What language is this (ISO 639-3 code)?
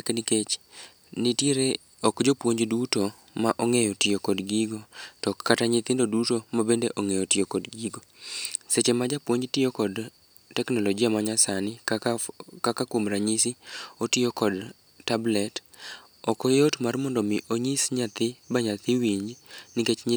luo